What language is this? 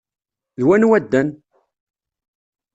Kabyle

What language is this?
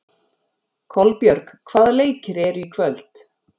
Icelandic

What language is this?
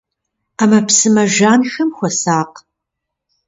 Kabardian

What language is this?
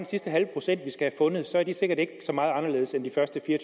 Danish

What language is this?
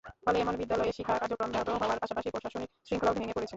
Bangla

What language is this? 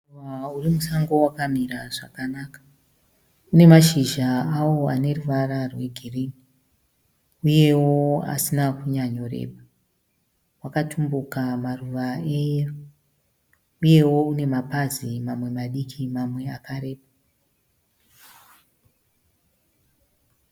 Shona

